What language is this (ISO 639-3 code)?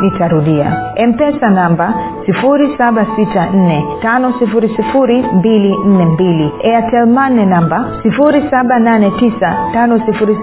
swa